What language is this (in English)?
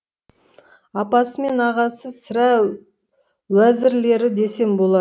Kazakh